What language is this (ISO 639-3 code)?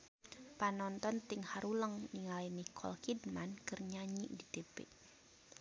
sun